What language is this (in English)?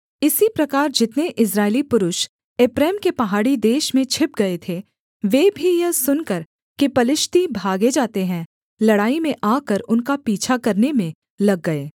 Hindi